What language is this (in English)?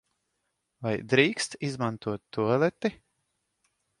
Latvian